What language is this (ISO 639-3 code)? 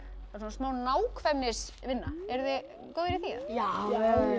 isl